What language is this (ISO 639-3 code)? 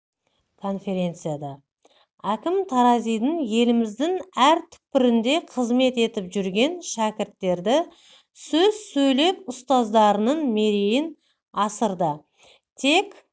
kaz